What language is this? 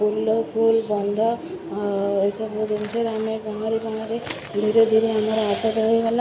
Odia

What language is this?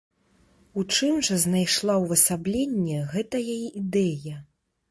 Belarusian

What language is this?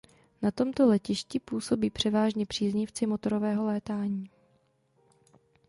Czech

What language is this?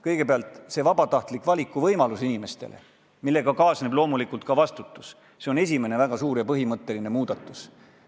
Estonian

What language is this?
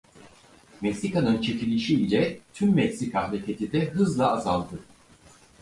Turkish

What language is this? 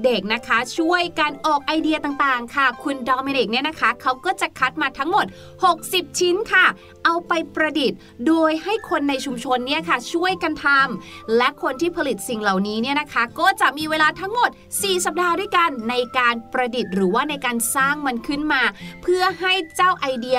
Thai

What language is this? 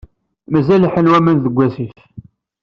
Kabyle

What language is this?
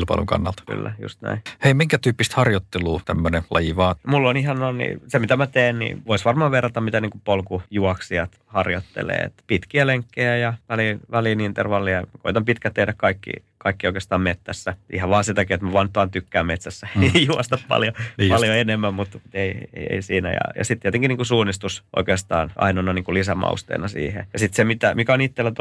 Finnish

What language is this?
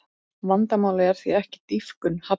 Icelandic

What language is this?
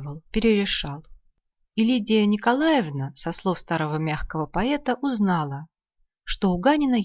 Russian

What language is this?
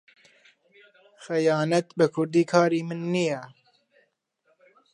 Central Kurdish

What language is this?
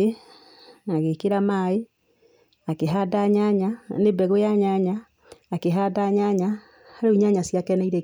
Kikuyu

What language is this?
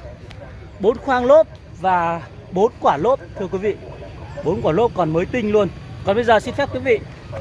Vietnamese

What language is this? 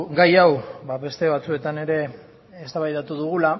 Basque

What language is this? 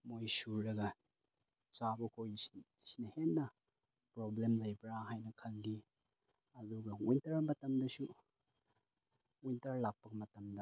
Manipuri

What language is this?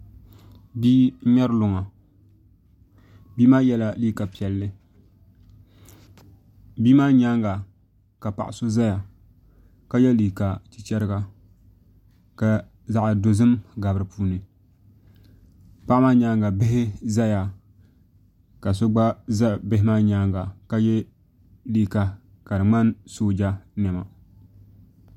Dagbani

